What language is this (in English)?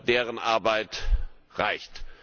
German